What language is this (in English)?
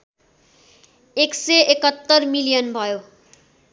Nepali